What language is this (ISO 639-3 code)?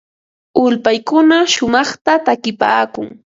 qva